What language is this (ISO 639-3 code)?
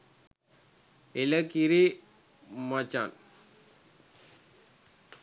sin